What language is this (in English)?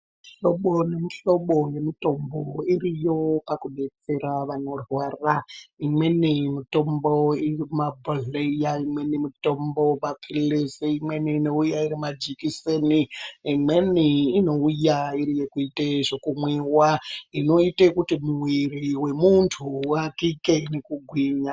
Ndau